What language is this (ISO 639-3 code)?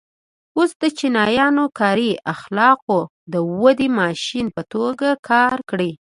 pus